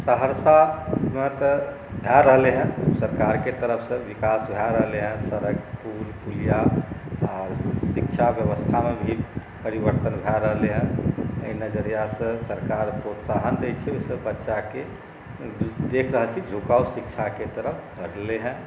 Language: Maithili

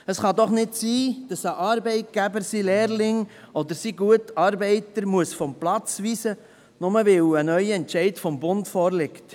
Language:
Swiss German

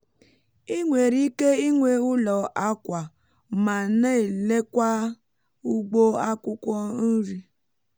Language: Igbo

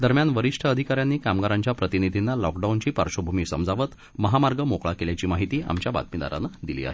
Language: Marathi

